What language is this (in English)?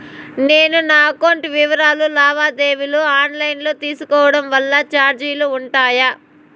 Telugu